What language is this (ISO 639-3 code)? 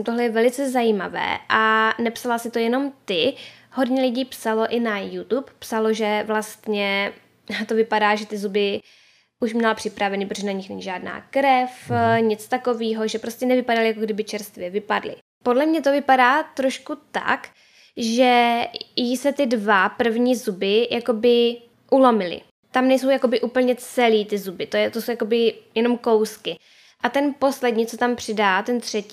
ces